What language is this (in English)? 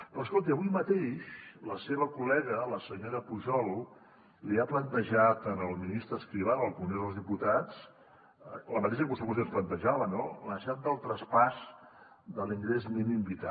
Catalan